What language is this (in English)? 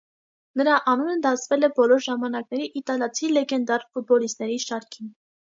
Armenian